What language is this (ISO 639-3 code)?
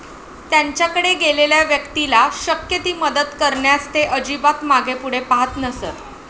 mar